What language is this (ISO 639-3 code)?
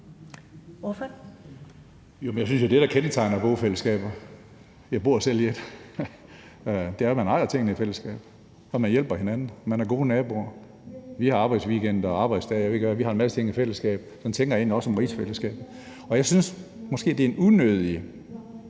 dan